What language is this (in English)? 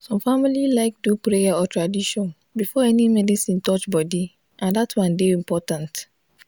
Nigerian Pidgin